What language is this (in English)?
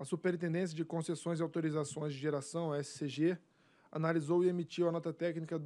Portuguese